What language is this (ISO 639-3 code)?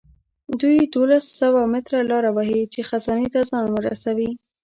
pus